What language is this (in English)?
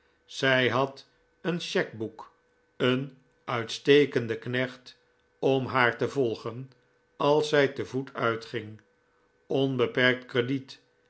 Dutch